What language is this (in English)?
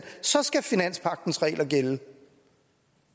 Danish